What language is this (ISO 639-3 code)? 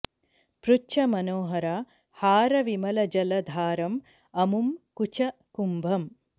san